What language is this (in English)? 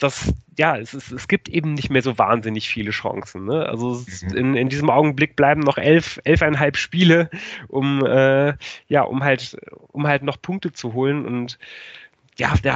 German